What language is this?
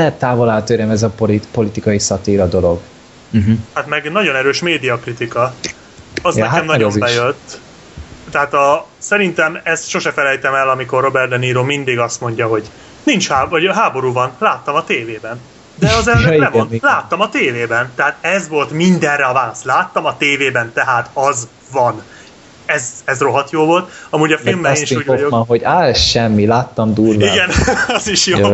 Hungarian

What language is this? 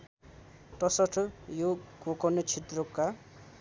Nepali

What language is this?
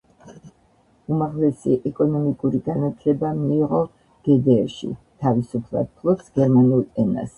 Georgian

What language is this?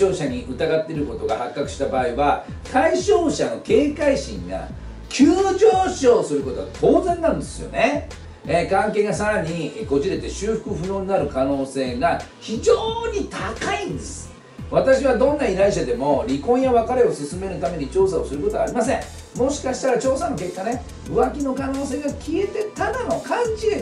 Japanese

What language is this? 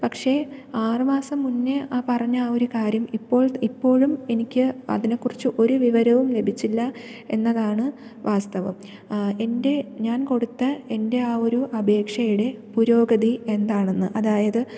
Malayalam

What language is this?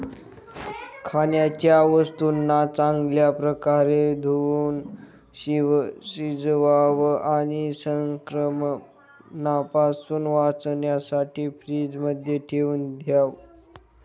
Marathi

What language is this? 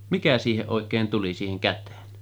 Finnish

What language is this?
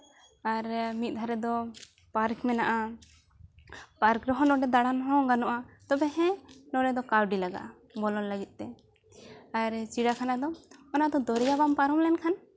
Santali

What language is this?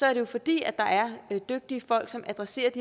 Danish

